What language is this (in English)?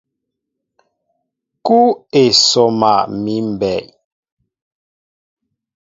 Mbo (Cameroon)